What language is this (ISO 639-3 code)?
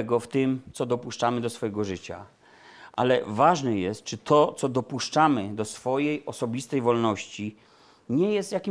pol